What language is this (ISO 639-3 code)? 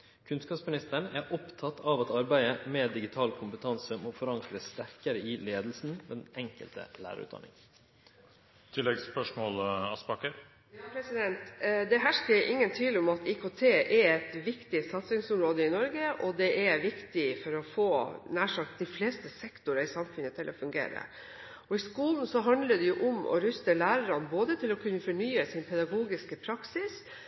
nor